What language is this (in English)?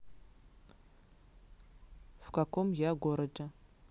Russian